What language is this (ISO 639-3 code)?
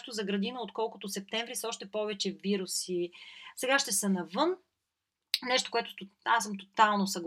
bul